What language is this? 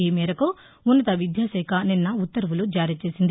Telugu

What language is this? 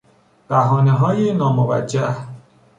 Persian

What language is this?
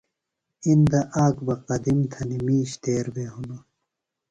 Phalura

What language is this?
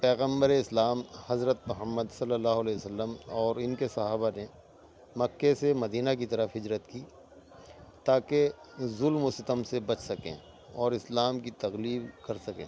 Urdu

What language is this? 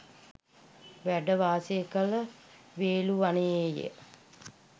Sinhala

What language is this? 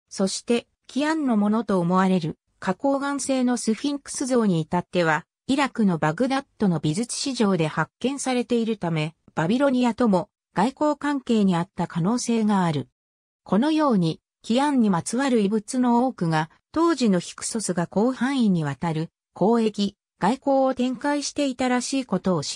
Japanese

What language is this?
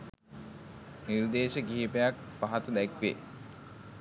Sinhala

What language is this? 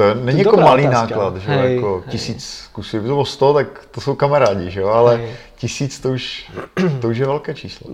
Czech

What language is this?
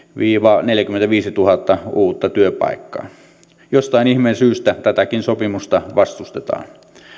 Finnish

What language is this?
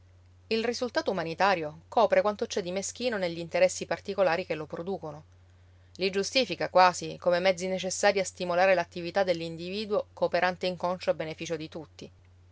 Italian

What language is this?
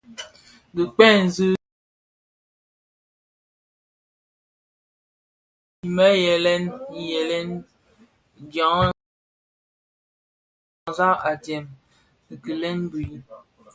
Bafia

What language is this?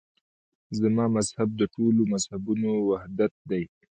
Pashto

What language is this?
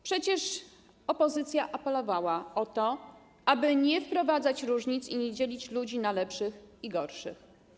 Polish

